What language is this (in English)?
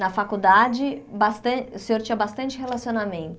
Portuguese